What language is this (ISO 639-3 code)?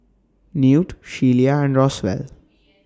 eng